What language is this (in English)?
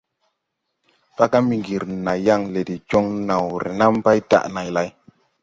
Tupuri